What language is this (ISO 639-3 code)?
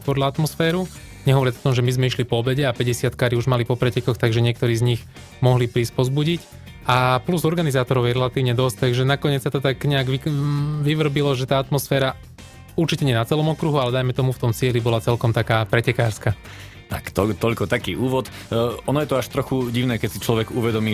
slk